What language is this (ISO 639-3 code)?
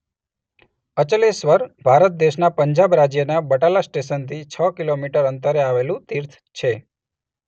guj